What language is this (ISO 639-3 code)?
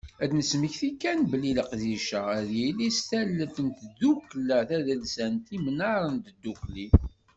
kab